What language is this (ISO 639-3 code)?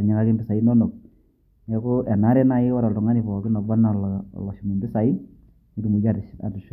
mas